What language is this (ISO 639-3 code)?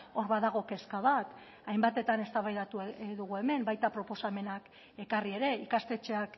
eus